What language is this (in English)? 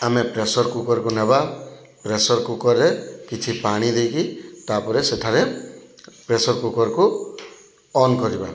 Odia